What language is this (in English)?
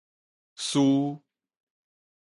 Min Nan Chinese